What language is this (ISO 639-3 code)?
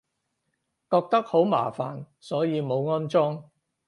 yue